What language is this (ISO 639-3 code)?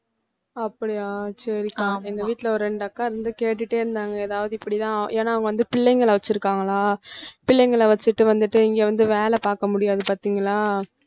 tam